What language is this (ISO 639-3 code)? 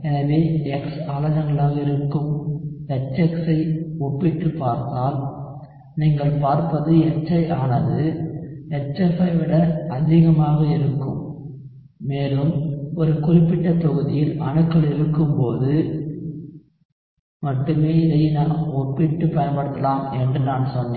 tam